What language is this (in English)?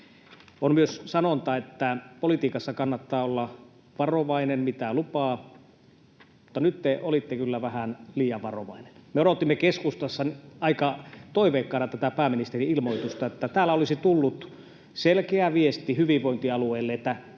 Finnish